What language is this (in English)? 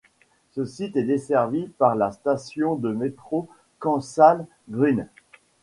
French